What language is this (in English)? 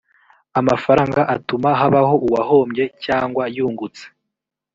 Kinyarwanda